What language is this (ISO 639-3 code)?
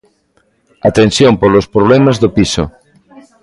glg